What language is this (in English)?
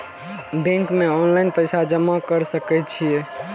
Maithili